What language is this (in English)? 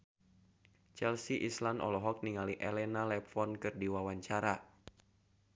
Sundanese